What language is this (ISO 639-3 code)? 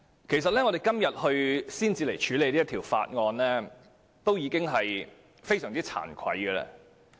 yue